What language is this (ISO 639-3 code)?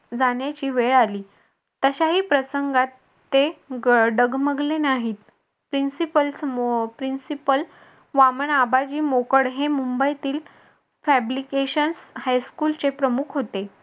mar